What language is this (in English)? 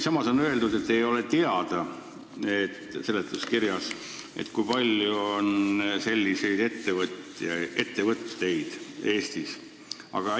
Estonian